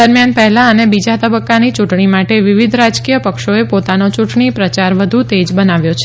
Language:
Gujarati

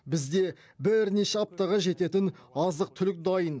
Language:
Kazakh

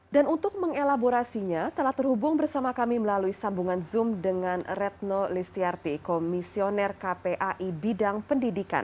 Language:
Indonesian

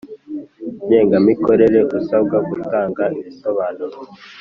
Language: Kinyarwanda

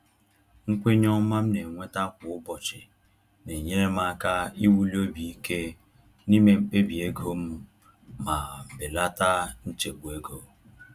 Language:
Igbo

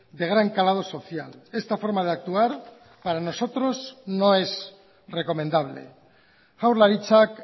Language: Spanish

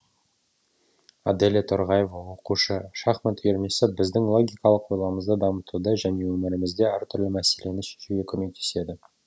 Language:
Kazakh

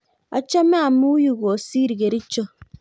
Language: Kalenjin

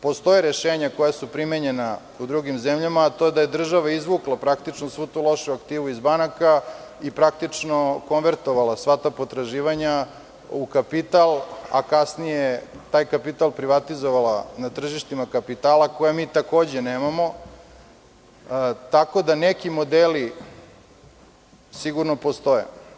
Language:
Serbian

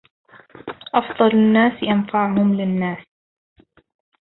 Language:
Arabic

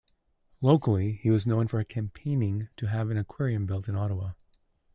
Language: English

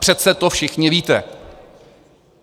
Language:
Czech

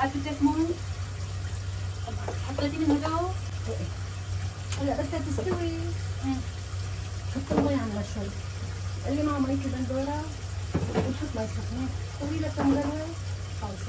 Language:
Arabic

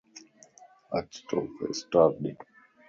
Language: Lasi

